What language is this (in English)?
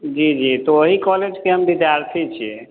Maithili